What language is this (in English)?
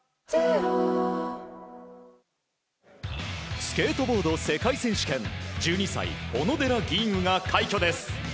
Japanese